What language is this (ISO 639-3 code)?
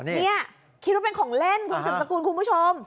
tha